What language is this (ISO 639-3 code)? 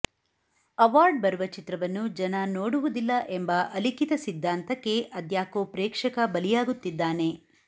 kan